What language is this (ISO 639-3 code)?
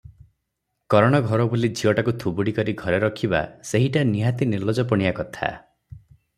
ori